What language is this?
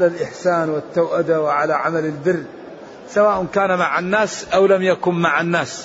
Arabic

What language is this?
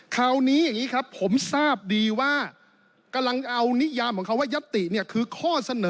Thai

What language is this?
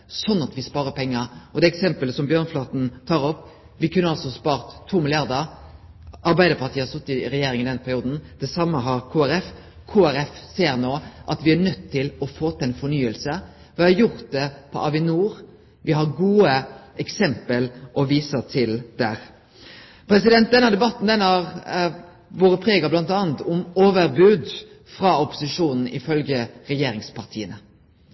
Norwegian Nynorsk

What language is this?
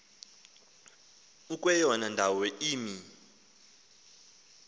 Xhosa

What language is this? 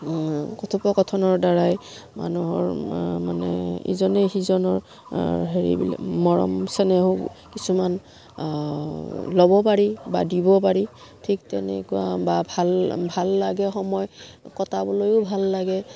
Assamese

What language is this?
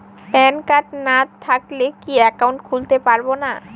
Bangla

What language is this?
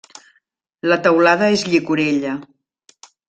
Catalan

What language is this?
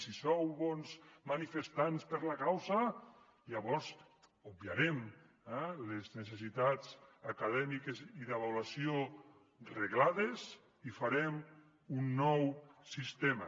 Catalan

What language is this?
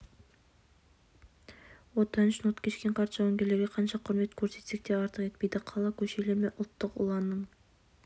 Kazakh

